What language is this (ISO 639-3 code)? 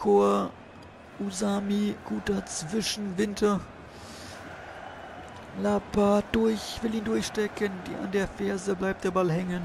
deu